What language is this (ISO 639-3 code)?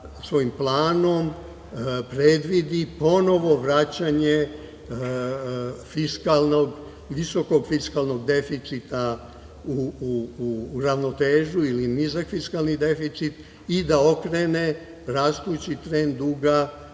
srp